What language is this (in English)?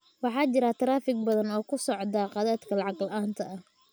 Somali